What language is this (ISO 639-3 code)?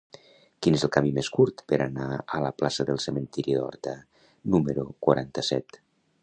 cat